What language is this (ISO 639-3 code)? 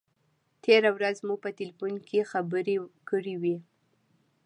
pus